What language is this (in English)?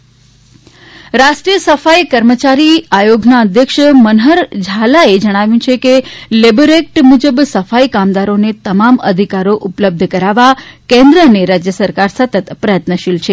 Gujarati